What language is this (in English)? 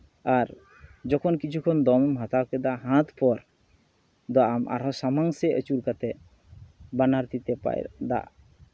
Santali